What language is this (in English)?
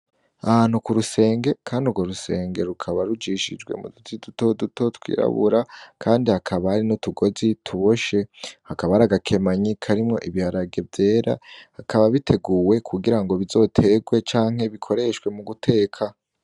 Rundi